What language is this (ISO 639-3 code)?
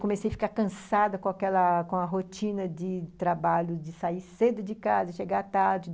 por